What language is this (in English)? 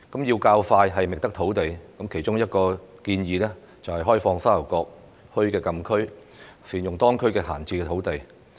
Cantonese